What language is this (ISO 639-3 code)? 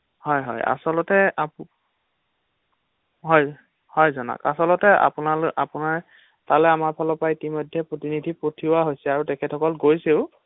asm